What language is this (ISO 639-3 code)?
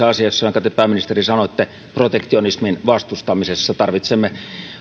fin